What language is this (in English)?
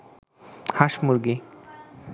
Bangla